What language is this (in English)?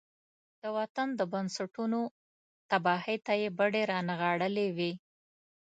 Pashto